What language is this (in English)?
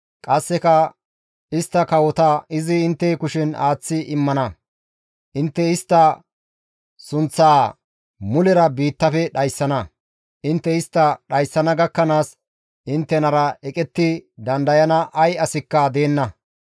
Gamo